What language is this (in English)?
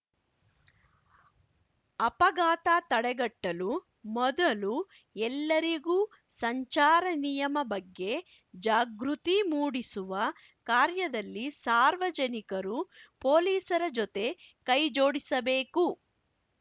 Kannada